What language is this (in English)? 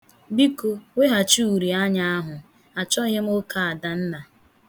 Igbo